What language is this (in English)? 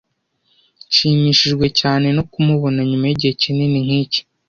Kinyarwanda